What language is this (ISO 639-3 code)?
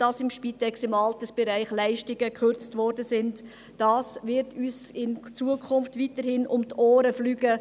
gsw